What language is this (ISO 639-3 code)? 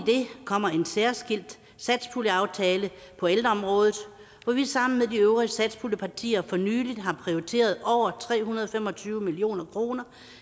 dan